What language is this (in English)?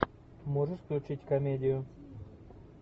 Russian